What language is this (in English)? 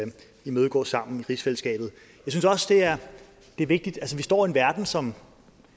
Danish